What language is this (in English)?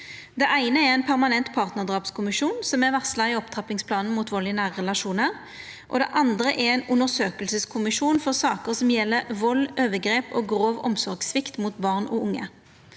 Norwegian